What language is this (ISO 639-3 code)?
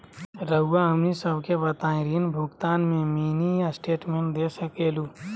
mag